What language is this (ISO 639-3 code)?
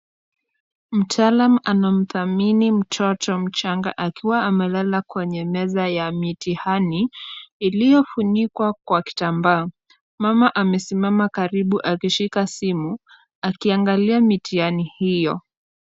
swa